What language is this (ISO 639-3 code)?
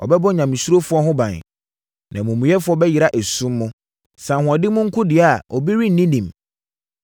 aka